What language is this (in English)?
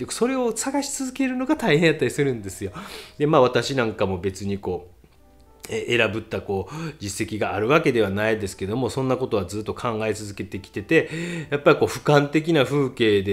Japanese